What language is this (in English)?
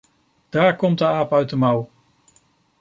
Dutch